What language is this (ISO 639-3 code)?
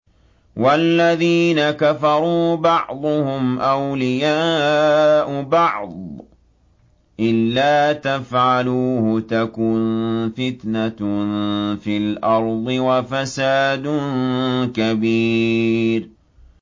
ara